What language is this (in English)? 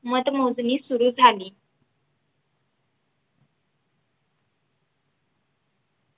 Marathi